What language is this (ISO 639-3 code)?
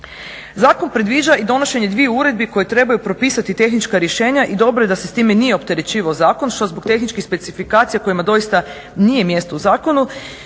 hrv